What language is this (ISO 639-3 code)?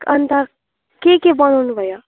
nep